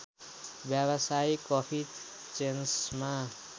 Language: Nepali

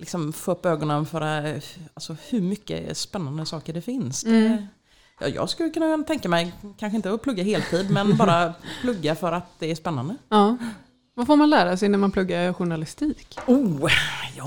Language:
Swedish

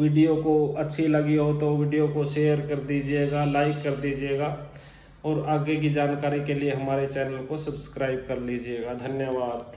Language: Hindi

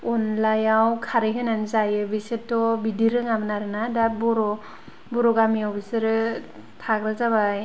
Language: Bodo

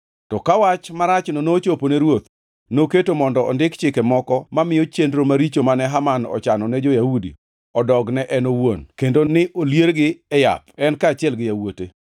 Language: Luo (Kenya and Tanzania)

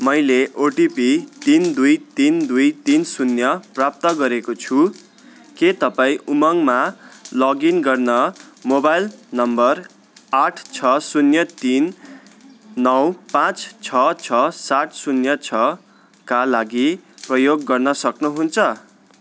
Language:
Nepali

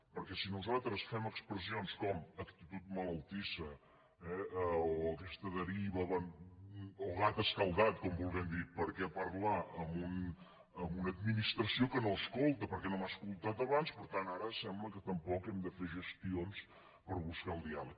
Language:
Catalan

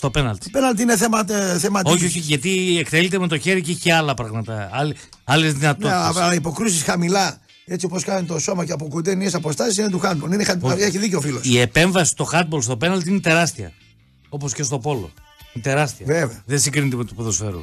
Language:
Greek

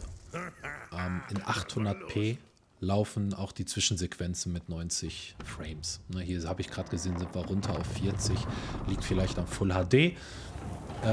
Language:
German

